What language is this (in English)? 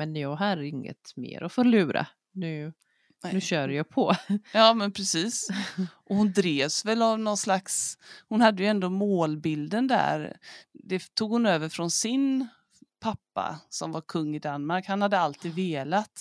Swedish